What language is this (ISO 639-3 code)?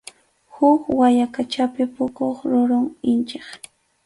qxu